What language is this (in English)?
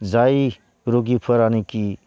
Bodo